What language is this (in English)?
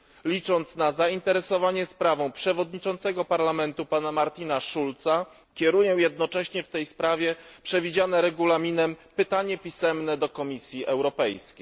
Polish